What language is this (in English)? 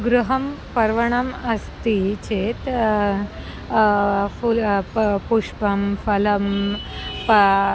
Sanskrit